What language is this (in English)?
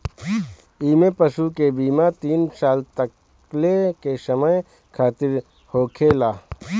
Bhojpuri